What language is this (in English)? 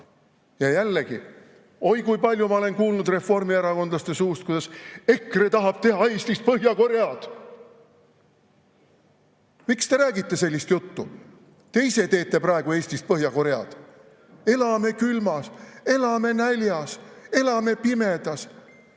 Estonian